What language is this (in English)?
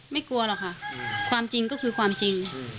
Thai